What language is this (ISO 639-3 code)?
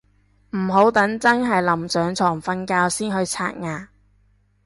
yue